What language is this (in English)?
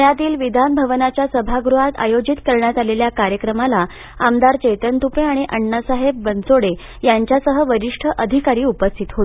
Marathi